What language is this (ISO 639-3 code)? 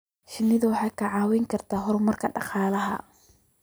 som